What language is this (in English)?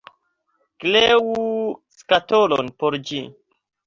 Esperanto